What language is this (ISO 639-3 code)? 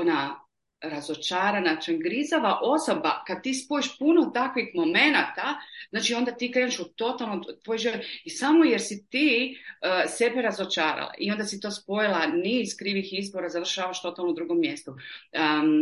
hrv